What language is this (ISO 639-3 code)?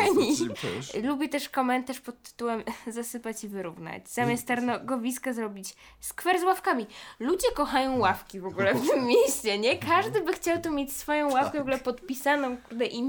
pol